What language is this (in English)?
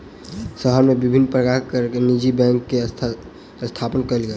Maithili